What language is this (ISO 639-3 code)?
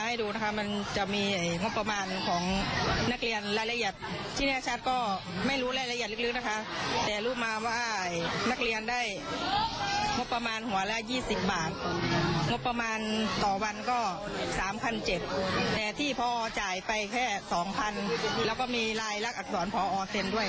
tha